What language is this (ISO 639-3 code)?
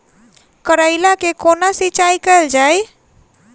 mai